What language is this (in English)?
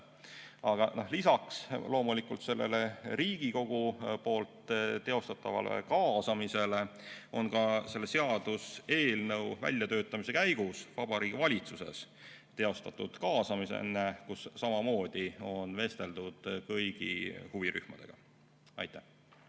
Estonian